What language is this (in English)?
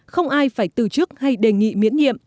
Vietnamese